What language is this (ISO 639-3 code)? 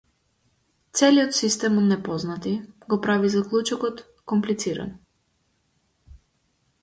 mkd